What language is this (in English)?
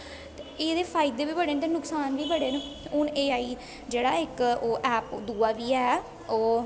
Dogri